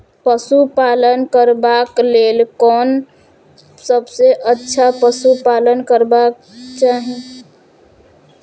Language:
Maithili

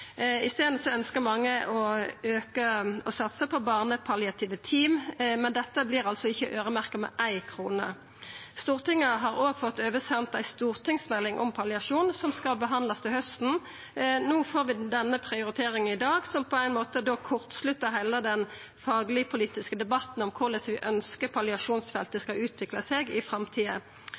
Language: Norwegian Nynorsk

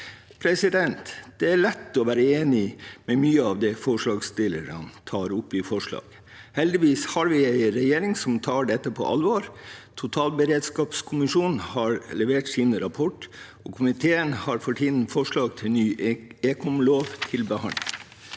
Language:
Norwegian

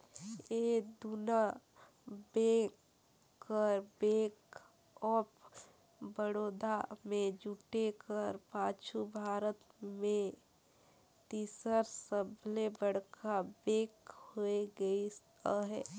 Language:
Chhattisgarhi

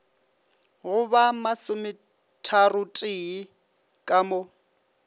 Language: Northern Sotho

